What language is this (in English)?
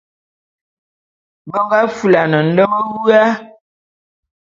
Bulu